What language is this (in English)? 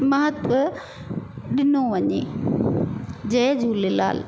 Sindhi